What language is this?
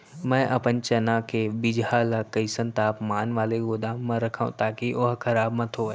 Chhattisgarhi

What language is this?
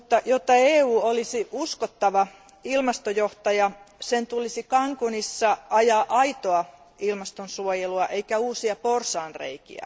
Finnish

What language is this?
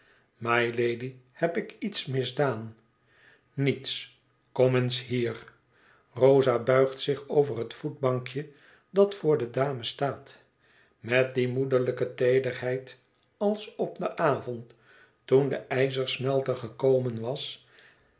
Dutch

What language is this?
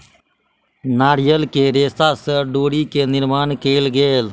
Maithili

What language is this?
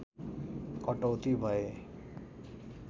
Nepali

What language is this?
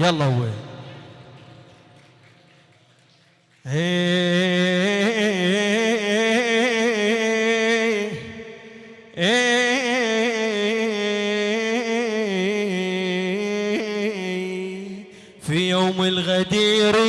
Arabic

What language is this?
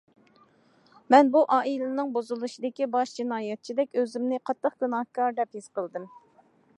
Uyghur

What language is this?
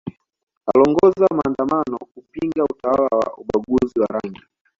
Swahili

